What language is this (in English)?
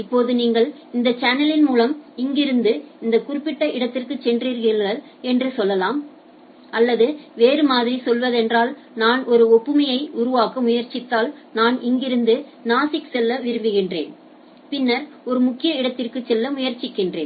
Tamil